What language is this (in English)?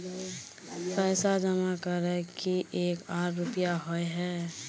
Magahi